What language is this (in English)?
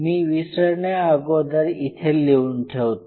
Marathi